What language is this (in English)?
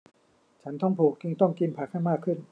Thai